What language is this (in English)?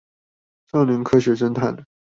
Chinese